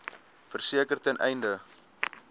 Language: Afrikaans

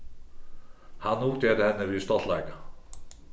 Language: Faroese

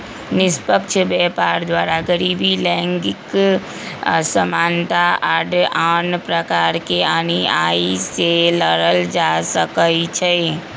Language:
Magahi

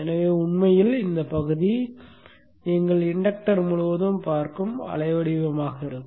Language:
Tamil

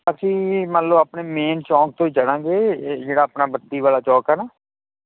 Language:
Punjabi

